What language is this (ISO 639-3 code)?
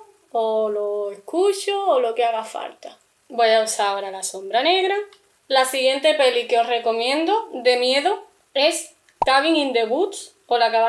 spa